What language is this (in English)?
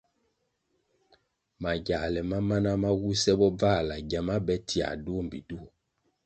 Kwasio